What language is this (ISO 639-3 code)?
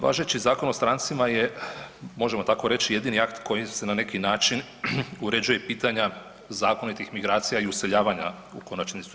hrv